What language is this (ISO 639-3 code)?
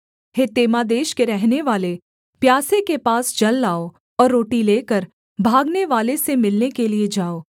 hin